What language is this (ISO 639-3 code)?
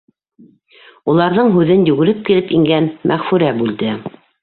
bak